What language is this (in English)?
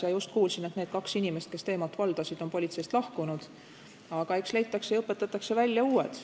Estonian